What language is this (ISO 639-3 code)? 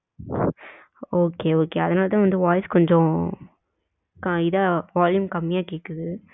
tam